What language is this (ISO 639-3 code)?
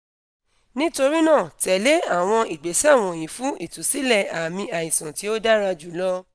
yor